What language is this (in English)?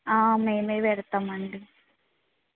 Telugu